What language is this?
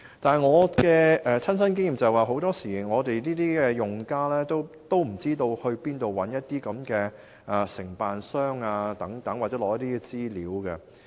Cantonese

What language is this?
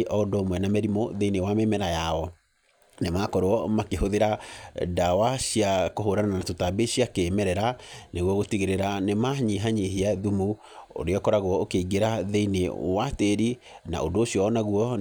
Kikuyu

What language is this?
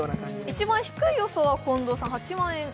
Japanese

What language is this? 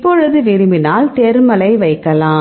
Tamil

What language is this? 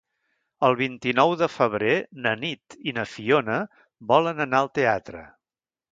Catalan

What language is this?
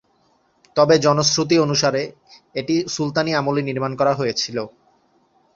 Bangla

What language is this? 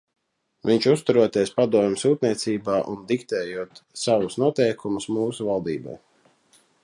Latvian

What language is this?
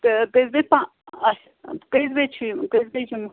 Kashmiri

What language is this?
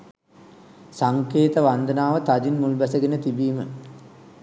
Sinhala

